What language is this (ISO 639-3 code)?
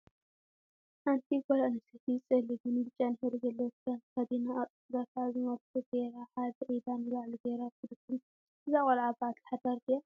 tir